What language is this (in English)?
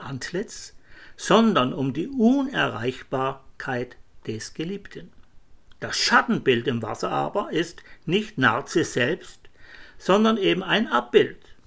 German